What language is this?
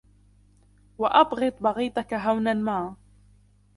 Arabic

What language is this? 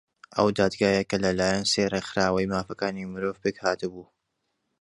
Central Kurdish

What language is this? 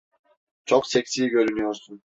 Turkish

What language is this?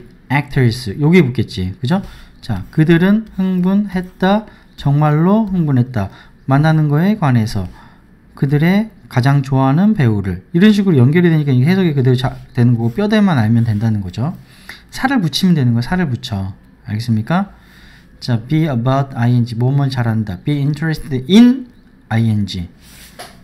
Korean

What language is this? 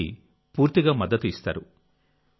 Telugu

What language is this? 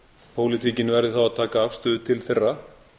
Icelandic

